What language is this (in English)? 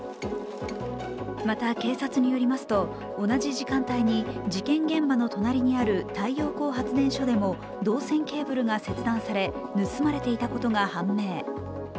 Japanese